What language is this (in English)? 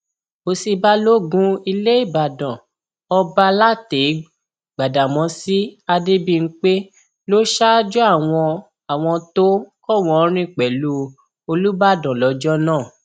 Yoruba